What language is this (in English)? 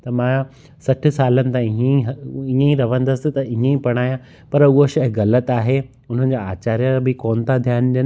Sindhi